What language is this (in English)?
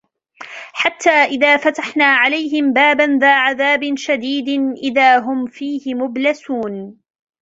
Arabic